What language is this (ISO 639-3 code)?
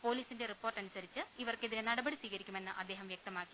mal